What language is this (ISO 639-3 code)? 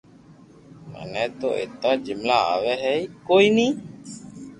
lrk